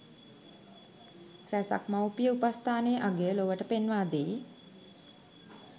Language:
Sinhala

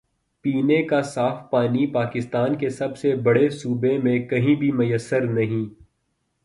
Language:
Urdu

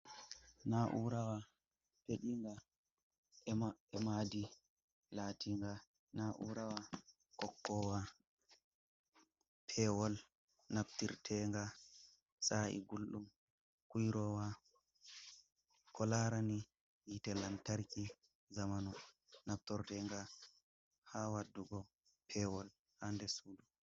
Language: Fula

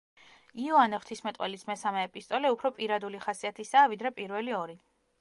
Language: Georgian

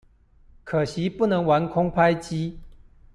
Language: Chinese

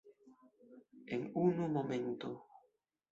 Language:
Esperanto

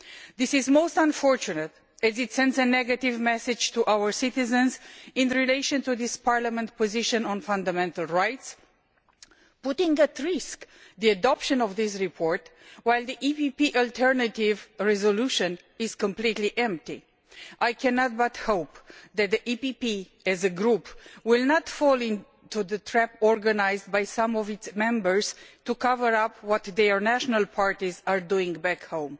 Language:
English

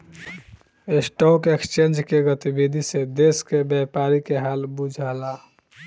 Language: Bhojpuri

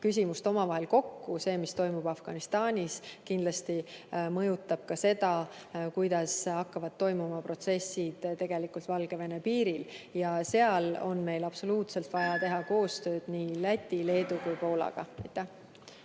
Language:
Estonian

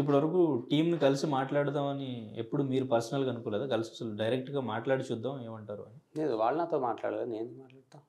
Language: Telugu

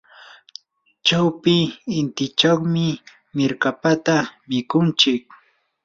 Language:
Yanahuanca Pasco Quechua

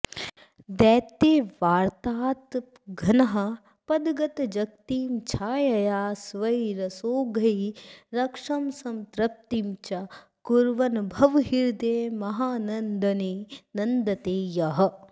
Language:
Sanskrit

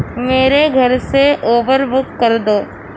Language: Urdu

